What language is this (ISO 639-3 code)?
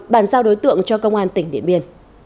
vie